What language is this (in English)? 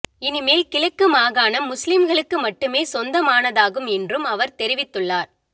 Tamil